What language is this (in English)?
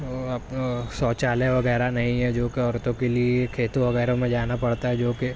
Urdu